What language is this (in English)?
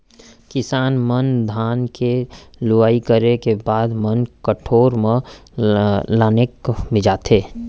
Chhattisgarhi